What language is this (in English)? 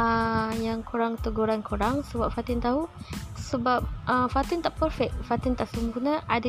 Malay